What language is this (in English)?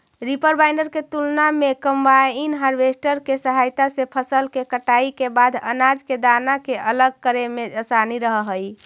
Magahi